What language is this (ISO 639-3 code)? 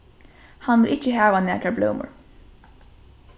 fao